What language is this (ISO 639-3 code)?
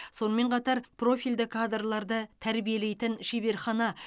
kaz